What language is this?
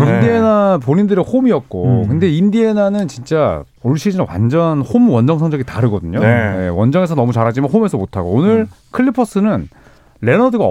Korean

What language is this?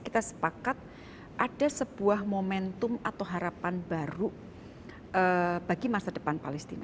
Indonesian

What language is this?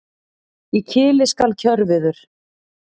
Icelandic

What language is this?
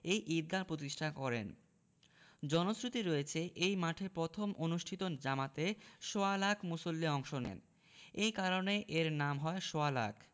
Bangla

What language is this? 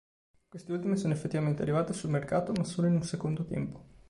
Italian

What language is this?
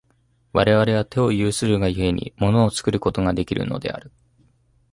Japanese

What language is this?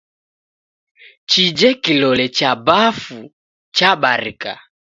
Taita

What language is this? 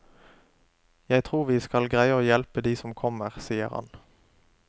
Norwegian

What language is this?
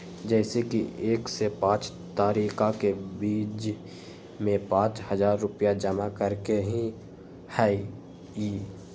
Magahi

